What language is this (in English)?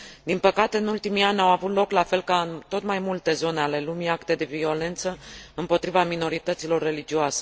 Romanian